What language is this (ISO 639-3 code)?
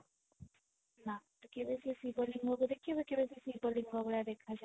ori